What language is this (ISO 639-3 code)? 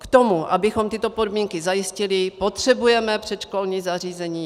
ces